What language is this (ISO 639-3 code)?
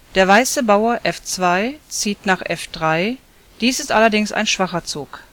deu